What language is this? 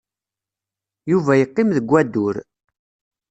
Kabyle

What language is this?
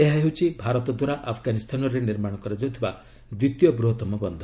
Odia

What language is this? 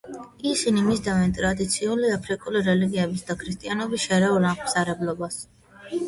Georgian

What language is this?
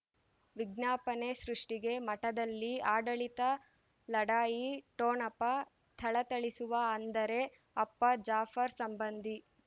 Kannada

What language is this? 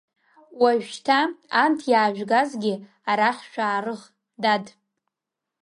Abkhazian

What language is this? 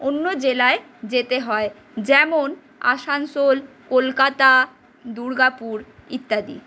Bangla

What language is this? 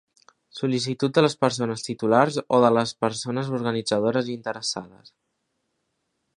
Catalan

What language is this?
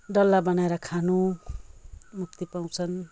Nepali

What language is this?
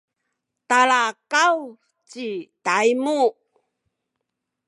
Sakizaya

